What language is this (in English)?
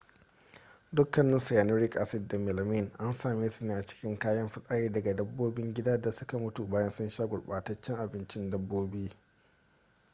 Hausa